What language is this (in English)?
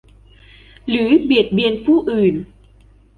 Thai